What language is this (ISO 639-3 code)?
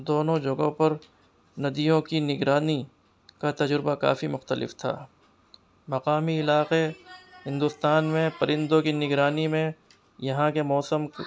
urd